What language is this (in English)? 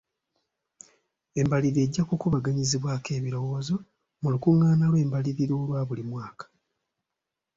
Ganda